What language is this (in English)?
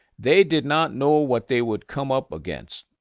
English